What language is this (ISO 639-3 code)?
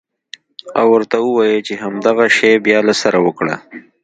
pus